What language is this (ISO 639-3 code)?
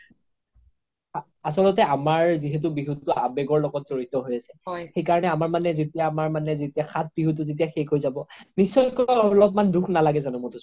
asm